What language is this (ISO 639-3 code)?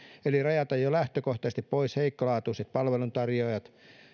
fin